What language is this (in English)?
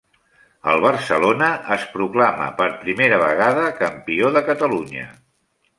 Catalan